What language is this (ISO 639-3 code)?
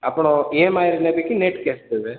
ori